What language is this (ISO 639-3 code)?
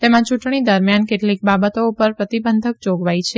guj